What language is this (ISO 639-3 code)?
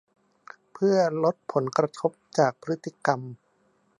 tha